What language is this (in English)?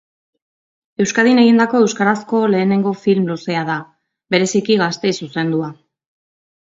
Basque